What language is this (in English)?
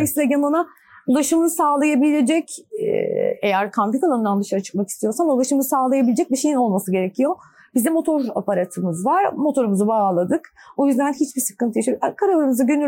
Turkish